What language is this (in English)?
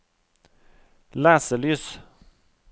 Norwegian